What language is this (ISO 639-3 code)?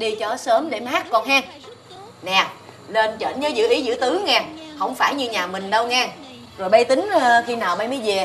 vie